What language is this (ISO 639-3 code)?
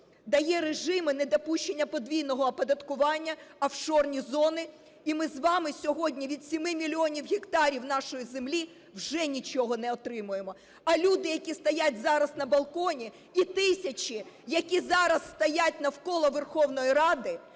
ukr